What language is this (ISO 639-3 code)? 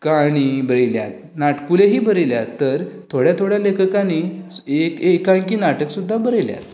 kok